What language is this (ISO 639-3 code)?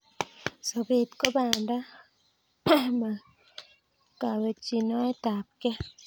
kln